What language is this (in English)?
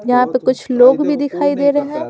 Hindi